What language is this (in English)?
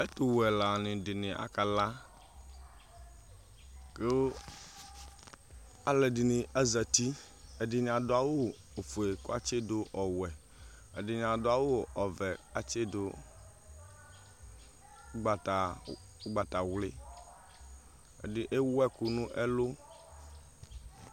Ikposo